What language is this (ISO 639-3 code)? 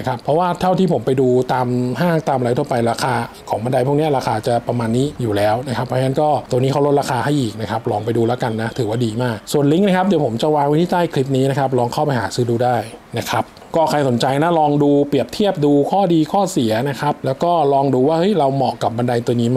tha